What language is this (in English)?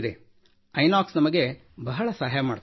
Kannada